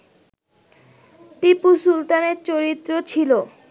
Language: Bangla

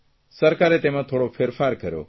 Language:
Gujarati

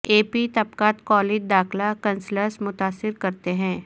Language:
Urdu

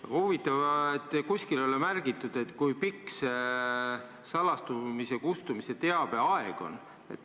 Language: Estonian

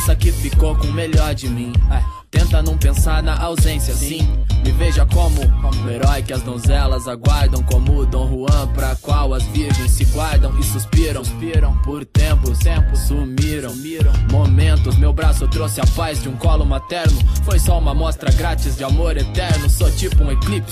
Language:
Portuguese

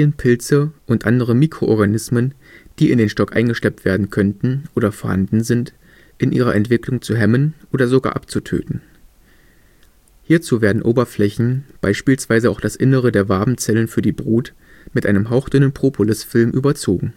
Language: German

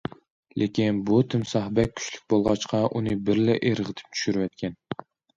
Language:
Uyghur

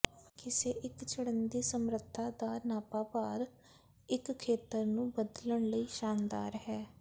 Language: Punjabi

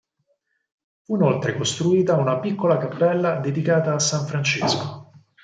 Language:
Italian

